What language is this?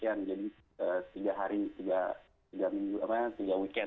Indonesian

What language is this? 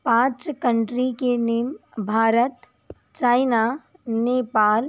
Hindi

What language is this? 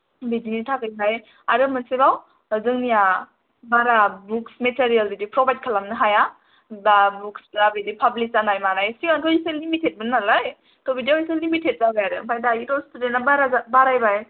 Bodo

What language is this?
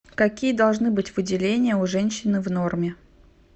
Russian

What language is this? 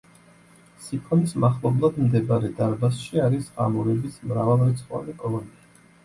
Georgian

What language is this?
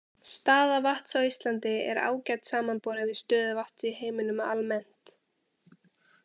Icelandic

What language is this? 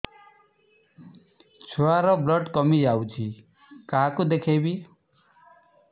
Odia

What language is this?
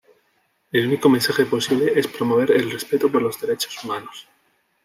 Spanish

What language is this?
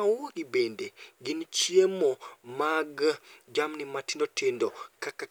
Luo (Kenya and Tanzania)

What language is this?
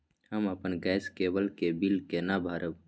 Maithili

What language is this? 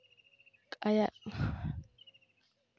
Santali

